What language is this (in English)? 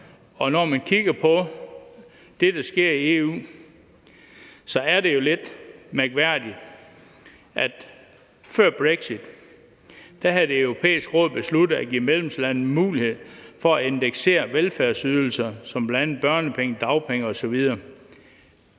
Danish